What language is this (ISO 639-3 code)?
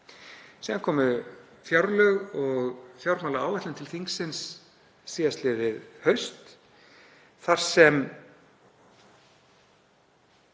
isl